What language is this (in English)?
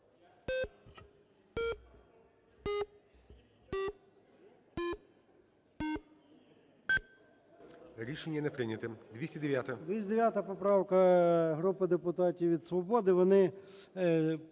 Ukrainian